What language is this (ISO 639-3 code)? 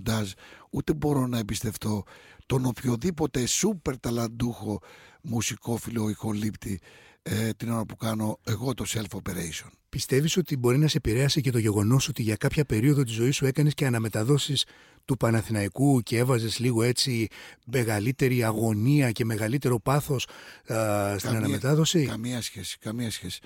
ell